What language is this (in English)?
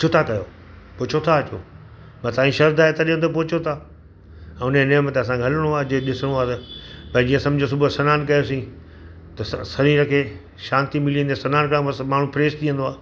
Sindhi